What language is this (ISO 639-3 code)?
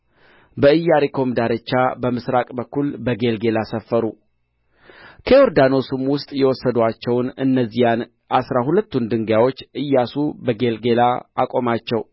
amh